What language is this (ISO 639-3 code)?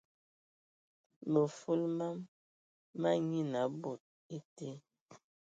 ewo